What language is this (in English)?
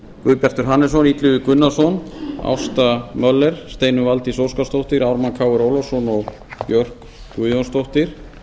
Icelandic